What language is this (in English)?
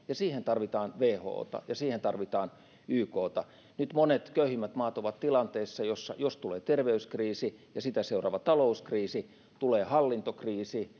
Finnish